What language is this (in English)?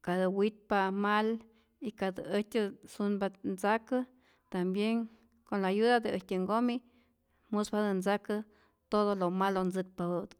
Rayón Zoque